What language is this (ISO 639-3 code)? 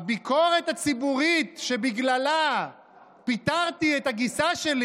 heb